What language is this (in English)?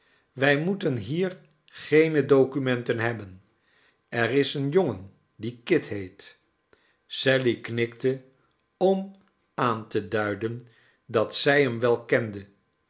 Dutch